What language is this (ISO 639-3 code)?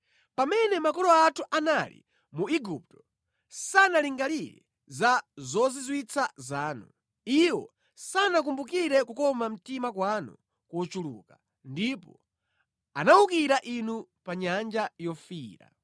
nya